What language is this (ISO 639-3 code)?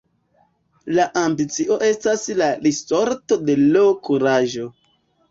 epo